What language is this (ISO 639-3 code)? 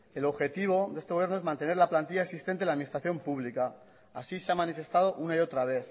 spa